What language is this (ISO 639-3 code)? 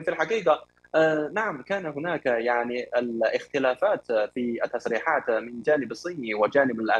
ara